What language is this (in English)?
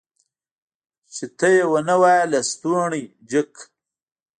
Pashto